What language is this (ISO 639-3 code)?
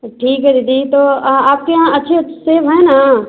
hin